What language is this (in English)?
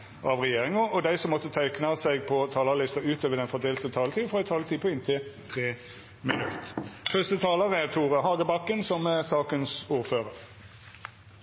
Norwegian